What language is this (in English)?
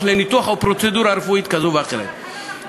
Hebrew